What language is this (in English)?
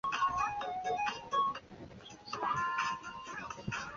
Chinese